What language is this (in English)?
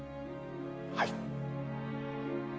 Japanese